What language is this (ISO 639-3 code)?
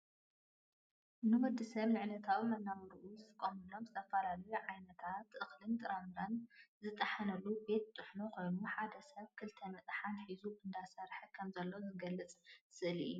tir